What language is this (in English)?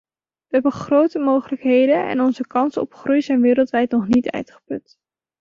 Dutch